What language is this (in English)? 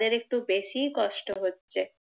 Bangla